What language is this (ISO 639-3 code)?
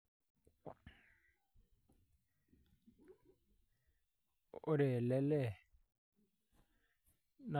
mas